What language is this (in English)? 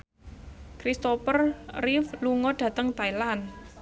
Javanese